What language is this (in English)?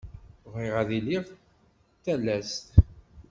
Kabyle